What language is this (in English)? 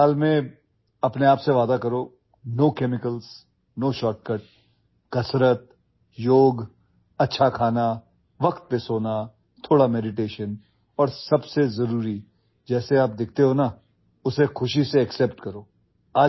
Urdu